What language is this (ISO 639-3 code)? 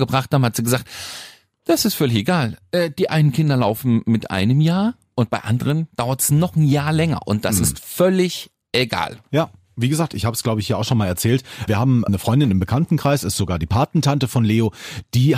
deu